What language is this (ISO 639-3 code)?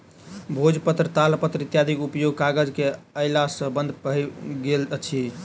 mai